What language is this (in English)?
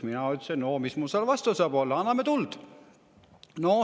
Estonian